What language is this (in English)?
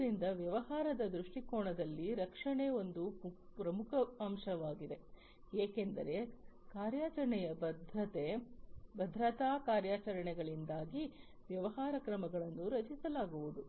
Kannada